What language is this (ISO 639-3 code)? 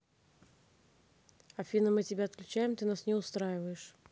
rus